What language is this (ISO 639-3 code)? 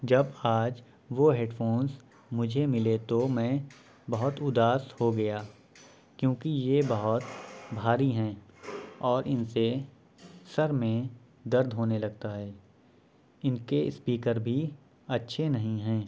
urd